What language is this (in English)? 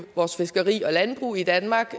Danish